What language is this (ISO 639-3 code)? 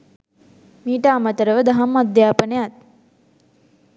sin